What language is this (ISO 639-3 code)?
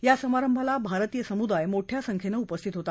mar